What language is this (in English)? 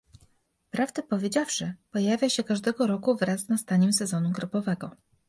Polish